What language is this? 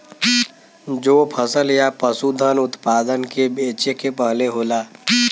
Bhojpuri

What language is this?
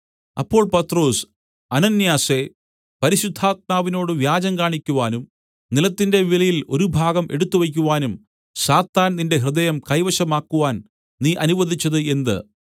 Malayalam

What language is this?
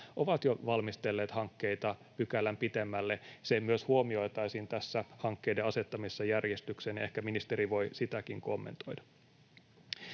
Finnish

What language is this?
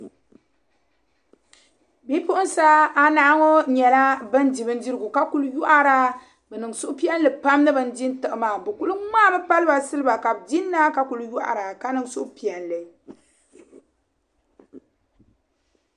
Dagbani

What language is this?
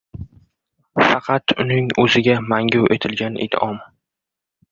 Uzbek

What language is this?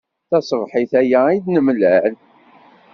Kabyle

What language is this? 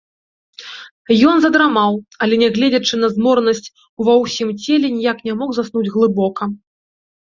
Belarusian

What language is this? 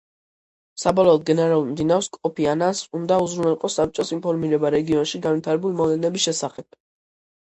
Georgian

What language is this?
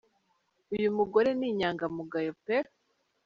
Kinyarwanda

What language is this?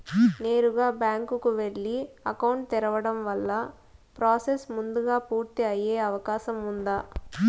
Telugu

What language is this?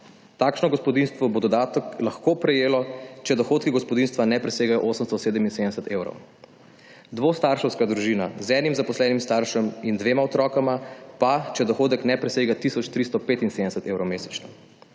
Slovenian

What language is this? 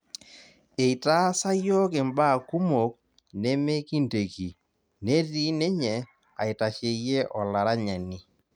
Masai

